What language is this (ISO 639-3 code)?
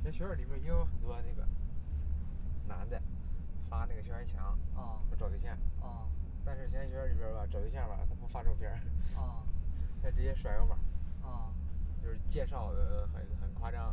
zho